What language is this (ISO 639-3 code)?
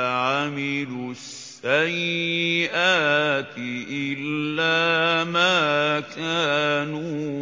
ara